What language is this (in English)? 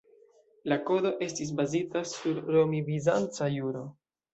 Esperanto